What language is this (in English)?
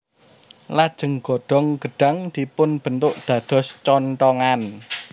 Javanese